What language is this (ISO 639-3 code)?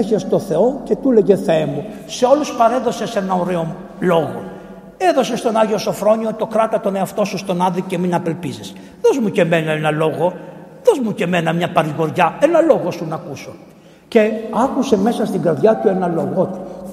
ell